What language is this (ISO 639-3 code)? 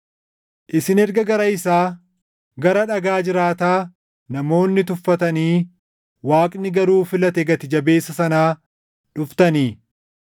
orm